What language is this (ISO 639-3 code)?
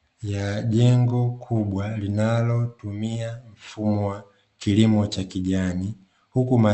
swa